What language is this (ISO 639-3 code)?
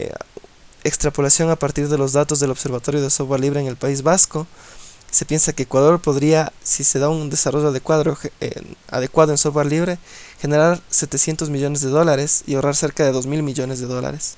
spa